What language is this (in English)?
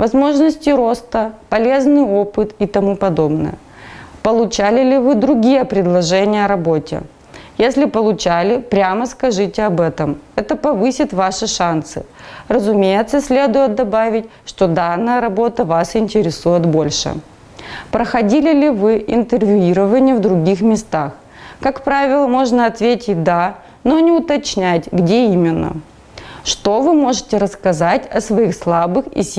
Russian